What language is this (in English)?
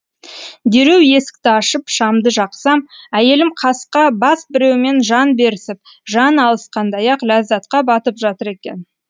Kazakh